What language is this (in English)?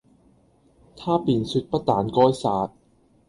Cantonese